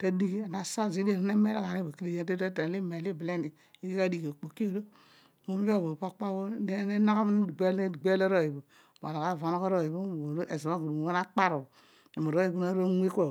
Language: Odual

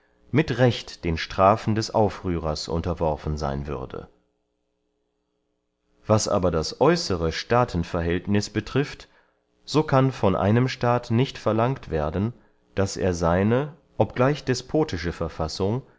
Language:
German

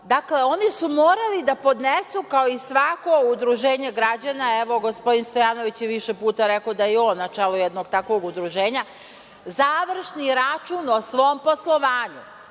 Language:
Serbian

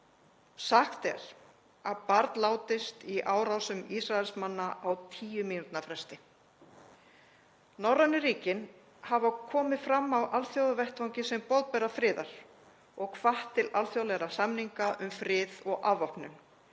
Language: Icelandic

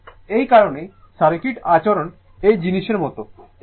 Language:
Bangla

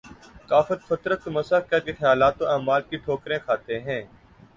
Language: Urdu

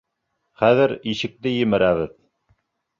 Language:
Bashkir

